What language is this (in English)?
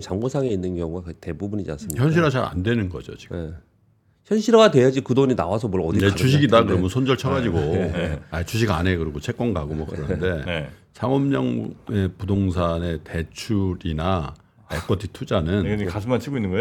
Korean